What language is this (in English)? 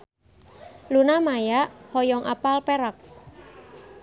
Sundanese